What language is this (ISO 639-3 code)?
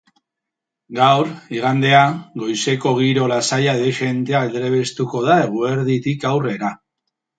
eus